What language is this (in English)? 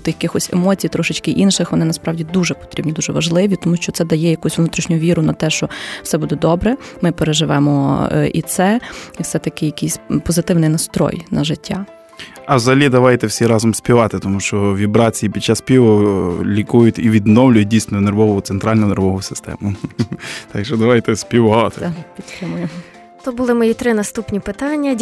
Ukrainian